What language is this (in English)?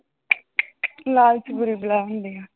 Punjabi